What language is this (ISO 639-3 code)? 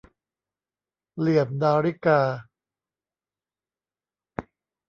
tha